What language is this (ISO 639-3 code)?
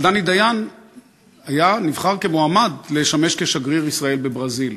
heb